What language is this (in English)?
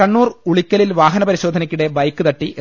Malayalam